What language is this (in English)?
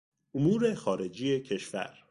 Persian